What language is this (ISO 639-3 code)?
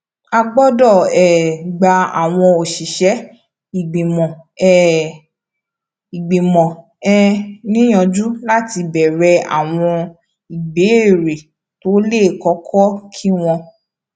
yor